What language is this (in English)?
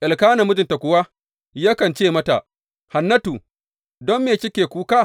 Hausa